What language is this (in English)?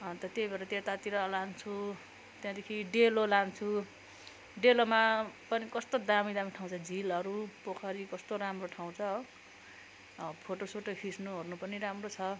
Nepali